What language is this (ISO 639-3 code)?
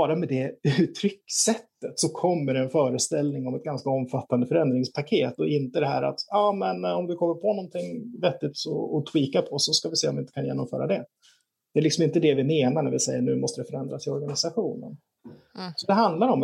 swe